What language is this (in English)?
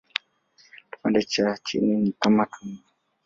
Swahili